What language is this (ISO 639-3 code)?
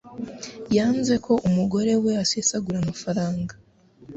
kin